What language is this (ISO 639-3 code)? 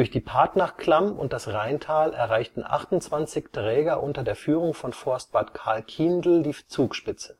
deu